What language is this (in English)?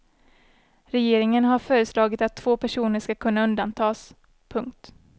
Swedish